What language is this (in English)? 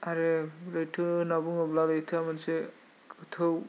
Bodo